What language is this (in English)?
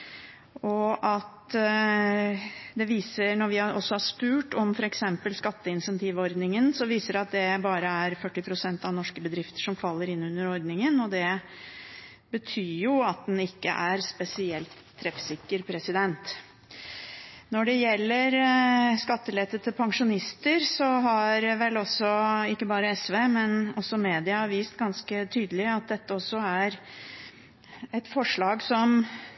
Norwegian Bokmål